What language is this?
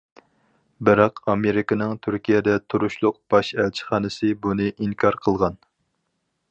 Uyghur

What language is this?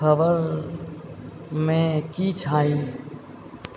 Maithili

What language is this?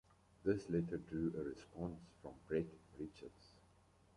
English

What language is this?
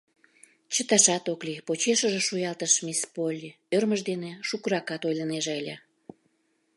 Mari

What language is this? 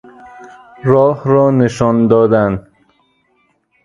Persian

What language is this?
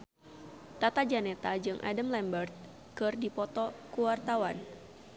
Sundanese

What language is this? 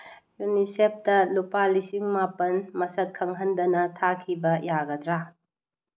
Manipuri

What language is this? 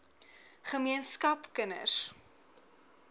Afrikaans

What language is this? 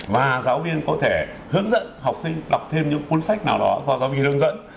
Vietnamese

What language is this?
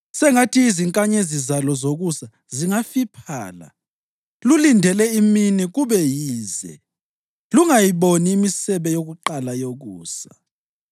North Ndebele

